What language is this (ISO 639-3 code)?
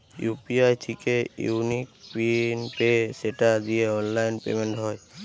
ben